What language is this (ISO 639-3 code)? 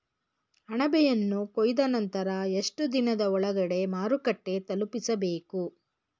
kan